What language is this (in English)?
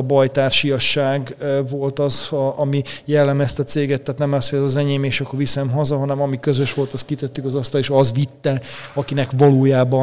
Hungarian